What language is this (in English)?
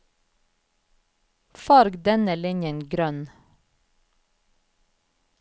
Norwegian